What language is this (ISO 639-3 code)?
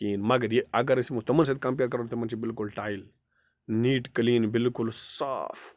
kas